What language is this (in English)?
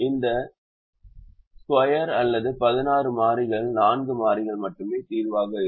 Tamil